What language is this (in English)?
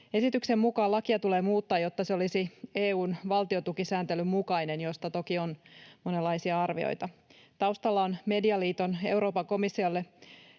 Finnish